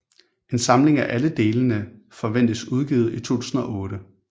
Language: Danish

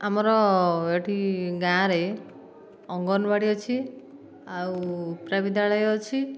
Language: Odia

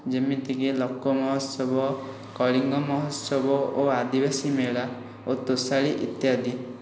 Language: Odia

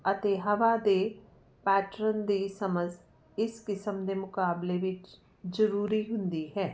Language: Punjabi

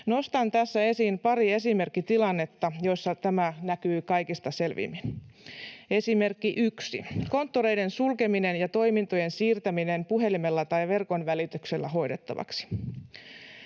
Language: Finnish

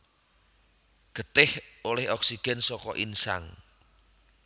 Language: Javanese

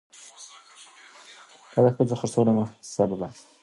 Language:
Pashto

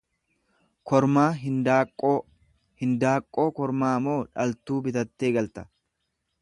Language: Oromo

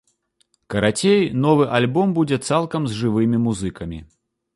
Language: Belarusian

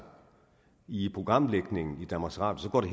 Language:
Danish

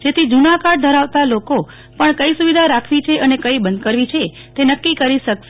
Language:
Gujarati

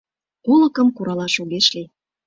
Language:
Mari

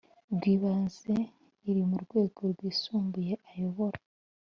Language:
Kinyarwanda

